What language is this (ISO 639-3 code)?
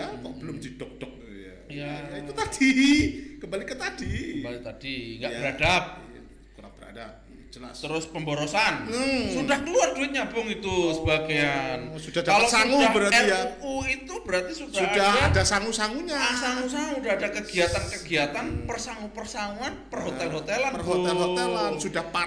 ind